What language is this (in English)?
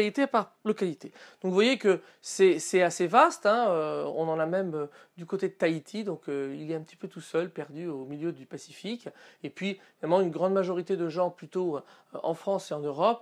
French